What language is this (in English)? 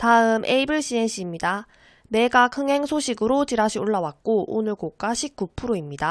Korean